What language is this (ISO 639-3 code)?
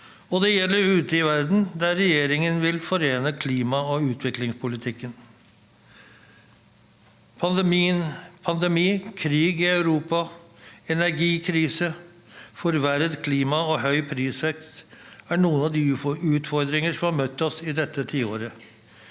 nor